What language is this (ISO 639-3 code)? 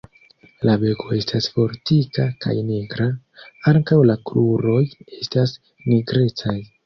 epo